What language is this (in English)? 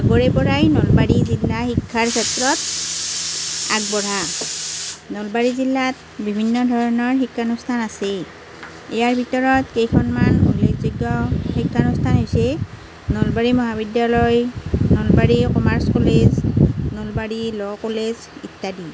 Assamese